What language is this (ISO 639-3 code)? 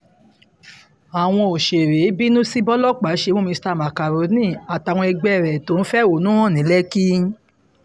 yor